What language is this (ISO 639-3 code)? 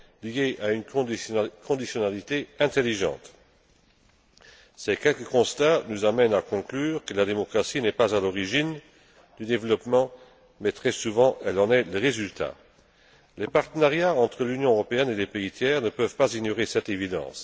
fra